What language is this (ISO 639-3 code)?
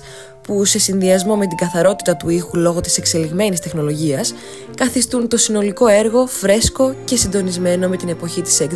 ell